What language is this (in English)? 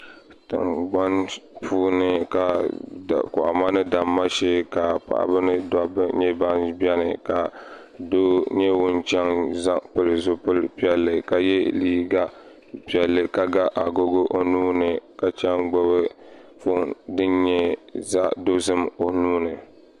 Dagbani